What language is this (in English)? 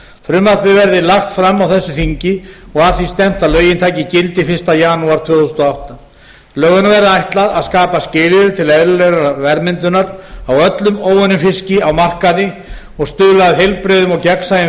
Icelandic